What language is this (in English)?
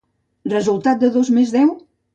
Catalan